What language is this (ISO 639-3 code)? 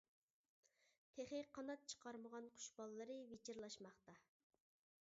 uig